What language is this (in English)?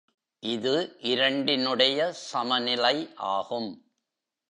Tamil